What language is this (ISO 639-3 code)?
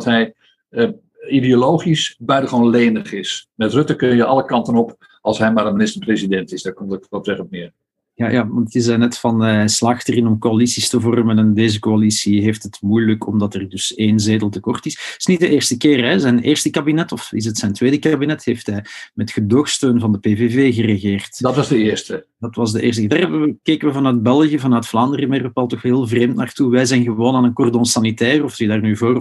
nld